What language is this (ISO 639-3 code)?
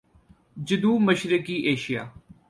urd